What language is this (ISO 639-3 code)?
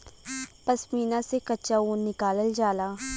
bho